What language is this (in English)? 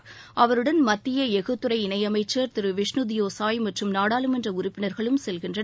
Tamil